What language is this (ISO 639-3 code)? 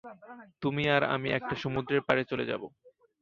ben